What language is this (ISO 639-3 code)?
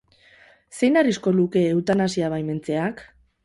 eus